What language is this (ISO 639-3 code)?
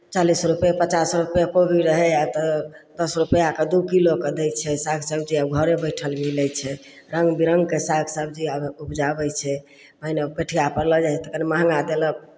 mai